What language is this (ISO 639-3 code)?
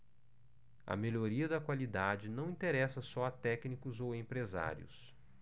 por